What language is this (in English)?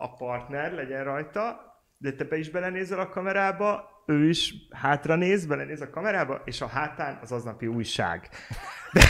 Hungarian